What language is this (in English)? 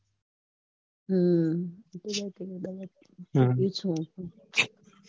Gujarati